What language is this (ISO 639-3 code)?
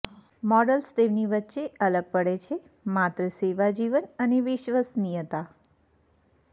guj